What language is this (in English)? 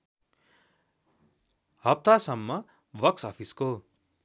Nepali